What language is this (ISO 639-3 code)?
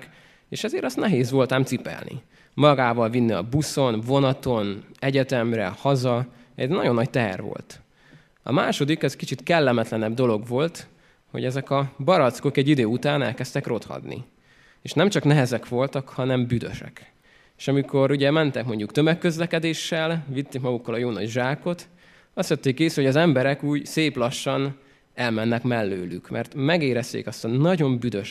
hun